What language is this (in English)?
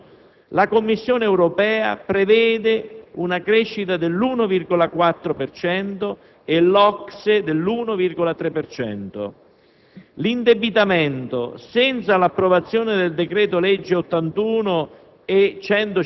Italian